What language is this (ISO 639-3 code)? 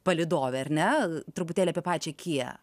lit